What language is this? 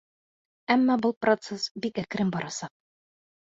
Bashkir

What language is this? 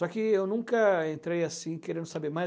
Portuguese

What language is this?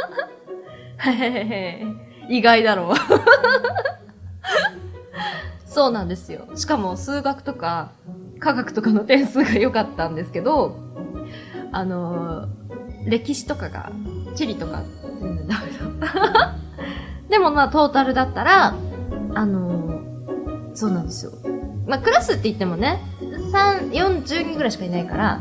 Japanese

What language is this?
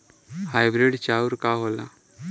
Bhojpuri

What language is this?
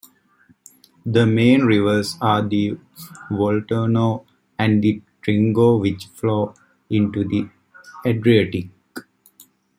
English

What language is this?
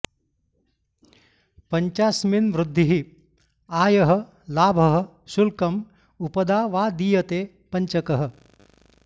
Sanskrit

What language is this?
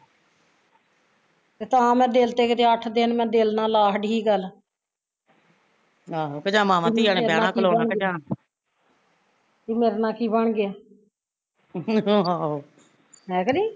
Punjabi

